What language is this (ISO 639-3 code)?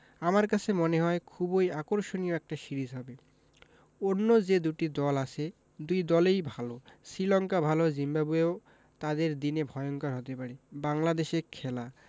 ben